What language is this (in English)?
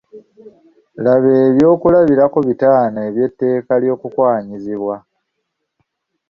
Ganda